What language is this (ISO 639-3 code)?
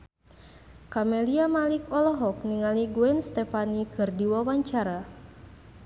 sun